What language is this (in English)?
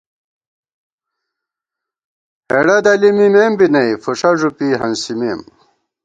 Gawar-Bati